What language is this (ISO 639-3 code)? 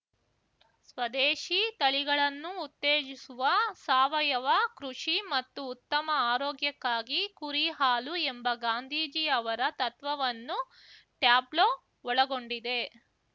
kan